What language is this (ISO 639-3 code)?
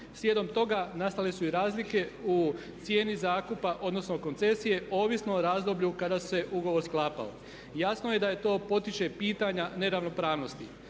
hrv